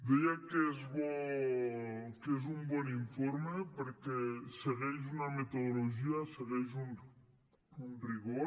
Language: Catalan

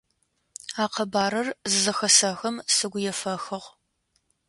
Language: Adyghe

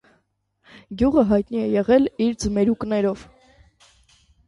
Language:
Armenian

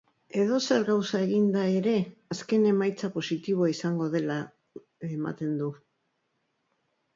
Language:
Basque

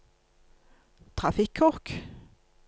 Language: Norwegian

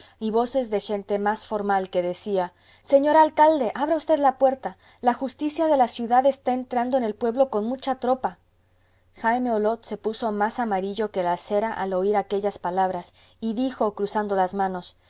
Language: Spanish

